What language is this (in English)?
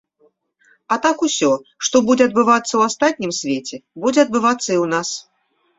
Belarusian